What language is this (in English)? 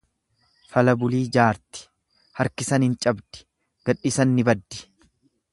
Oromo